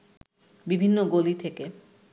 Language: Bangla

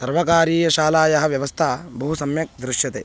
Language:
Sanskrit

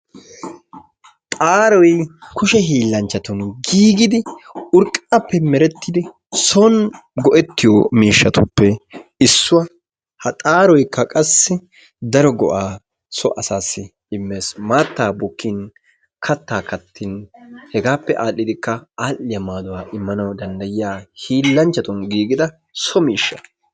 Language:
Wolaytta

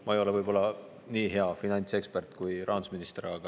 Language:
Estonian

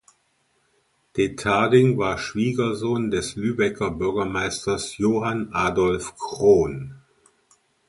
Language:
German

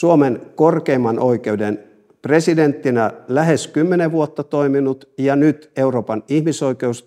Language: Finnish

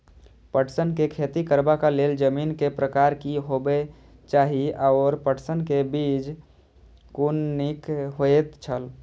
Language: Maithili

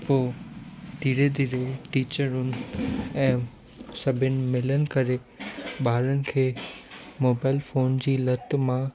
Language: Sindhi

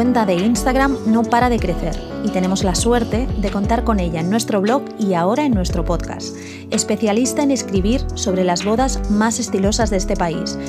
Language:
Spanish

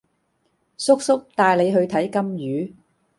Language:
Cantonese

